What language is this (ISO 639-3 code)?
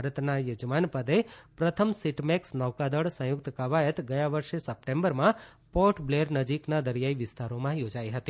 guj